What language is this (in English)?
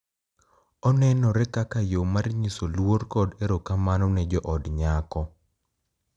Luo (Kenya and Tanzania)